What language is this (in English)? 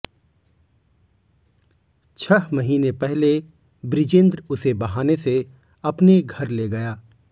Hindi